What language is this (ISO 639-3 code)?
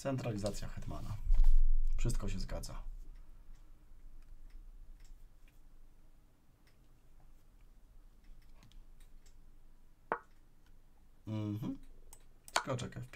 pol